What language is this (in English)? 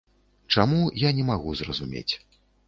Belarusian